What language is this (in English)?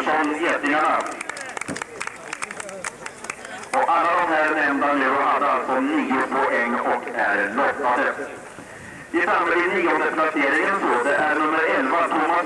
Swedish